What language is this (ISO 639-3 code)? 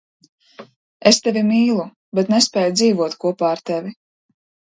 lav